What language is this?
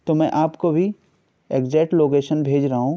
Urdu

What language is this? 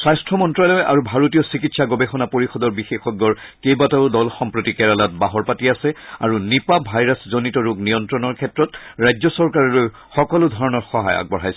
Assamese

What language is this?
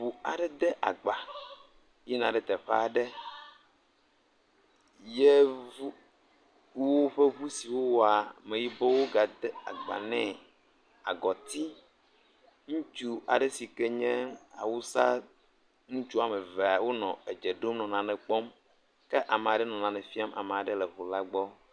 Ewe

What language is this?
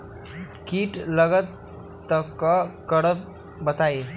Magahi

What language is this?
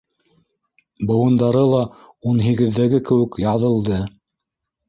Bashkir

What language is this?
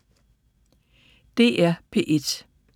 Danish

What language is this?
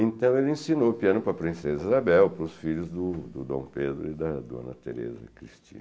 Portuguese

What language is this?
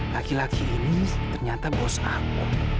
Indonesian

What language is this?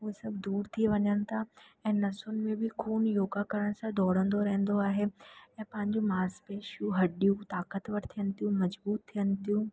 Sindhi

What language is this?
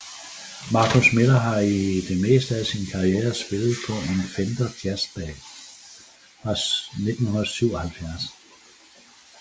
Danish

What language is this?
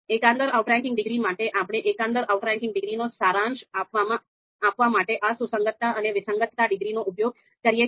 Gujarati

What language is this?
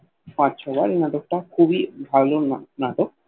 Bangla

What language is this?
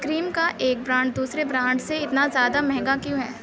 Urdu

